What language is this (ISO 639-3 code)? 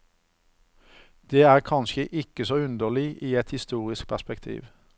nor